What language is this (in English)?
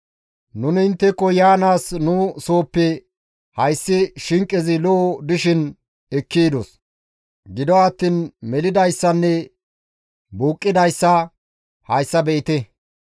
Gamo